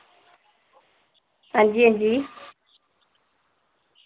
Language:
Dogri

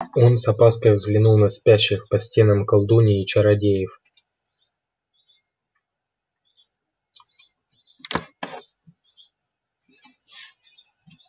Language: Russian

